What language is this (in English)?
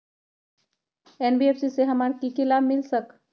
Magahi